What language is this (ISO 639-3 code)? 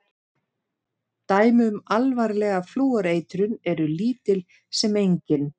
isl